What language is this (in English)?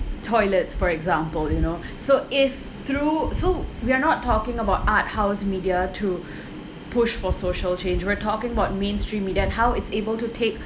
English